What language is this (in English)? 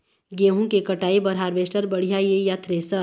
Chhattisgarhi